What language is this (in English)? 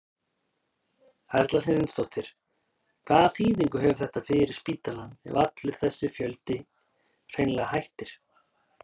Icelandic